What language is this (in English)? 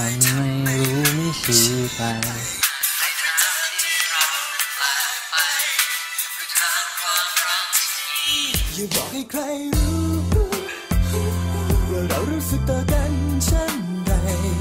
Thai